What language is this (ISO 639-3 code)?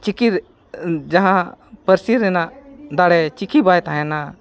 sat